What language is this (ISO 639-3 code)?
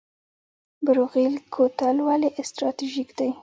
pus